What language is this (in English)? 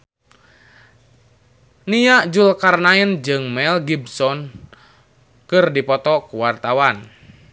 Sundanese